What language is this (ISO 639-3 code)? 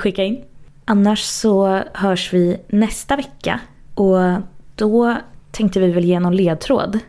swe